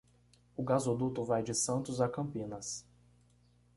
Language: Portuguese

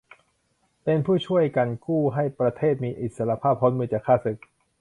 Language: Thai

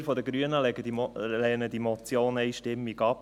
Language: Swiss German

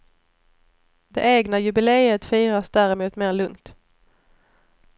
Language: Swedish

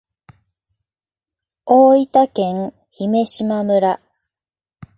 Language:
Japanese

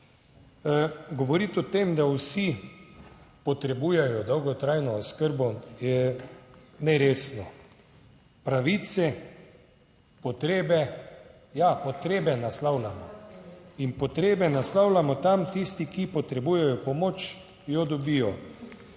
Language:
Slovenian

